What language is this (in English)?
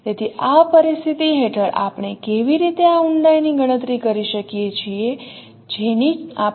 Gujarati